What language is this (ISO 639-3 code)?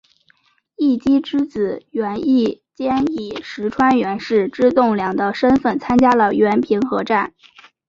zho